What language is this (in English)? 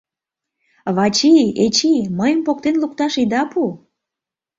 Mari